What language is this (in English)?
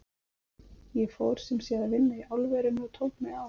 Icelandic